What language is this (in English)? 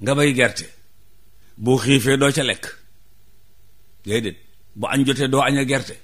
Indonesian